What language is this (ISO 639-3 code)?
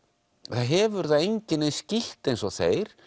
isl